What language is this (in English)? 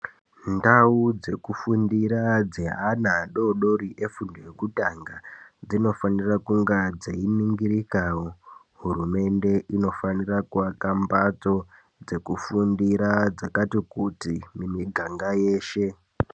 Ndau